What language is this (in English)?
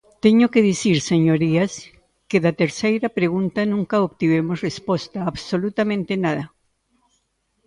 Galician